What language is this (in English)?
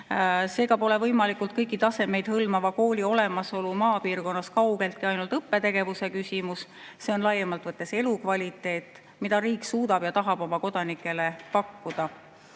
Estonian